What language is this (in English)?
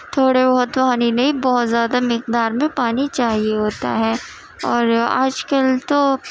Urdu